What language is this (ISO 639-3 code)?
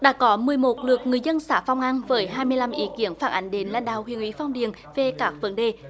vie